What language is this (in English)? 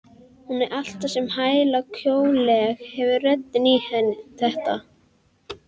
Icelandic